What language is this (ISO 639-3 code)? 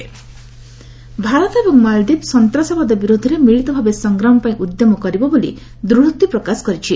ori